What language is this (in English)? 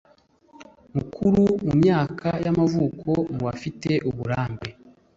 Kinyarwanda